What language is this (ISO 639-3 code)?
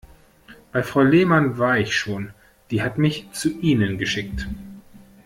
deu